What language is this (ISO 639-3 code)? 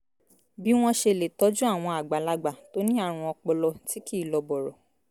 yor